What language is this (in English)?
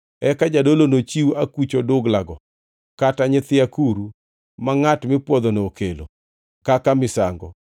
Luo (Kenya and Tanzania)